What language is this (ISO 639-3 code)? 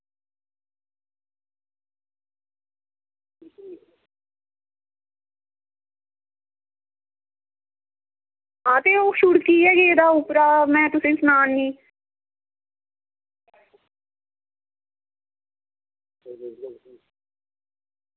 doi